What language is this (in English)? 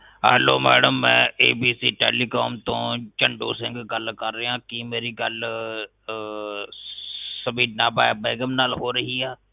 Punjabi